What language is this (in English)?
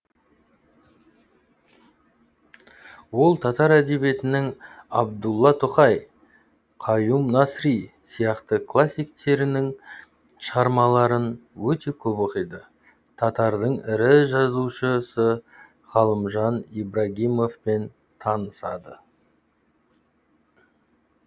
Kazakh